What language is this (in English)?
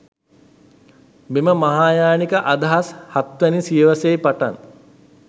Sinhala